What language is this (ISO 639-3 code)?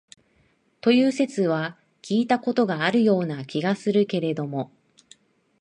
jpn